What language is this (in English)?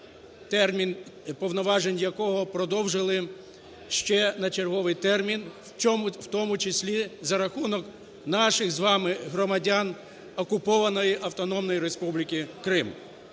Ukrainian